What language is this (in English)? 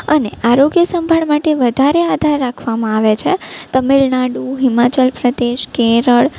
Gujarati